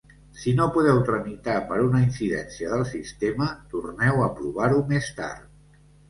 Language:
Catalan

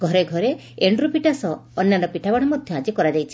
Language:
Odia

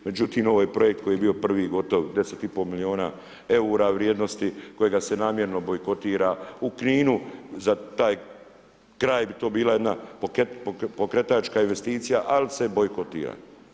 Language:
Croatian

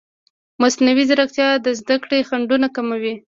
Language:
Pashto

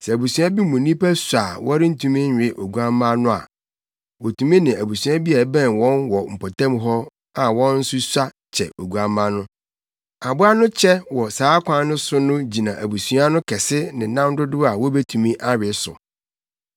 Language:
Akan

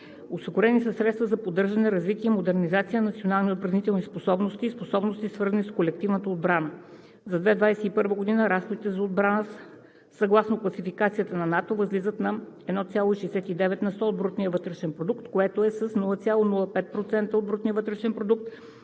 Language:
Bulgarian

